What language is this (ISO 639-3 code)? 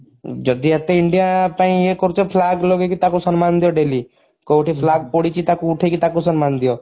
ori